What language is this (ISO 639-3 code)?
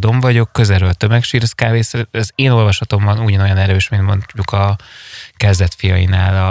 hun